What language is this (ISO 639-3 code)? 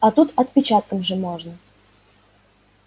rus